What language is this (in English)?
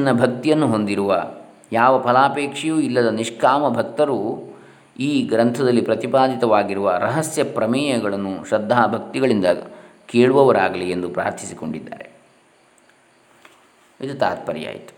Kannada